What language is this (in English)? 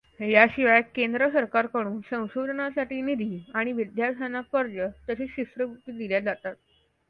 Marathi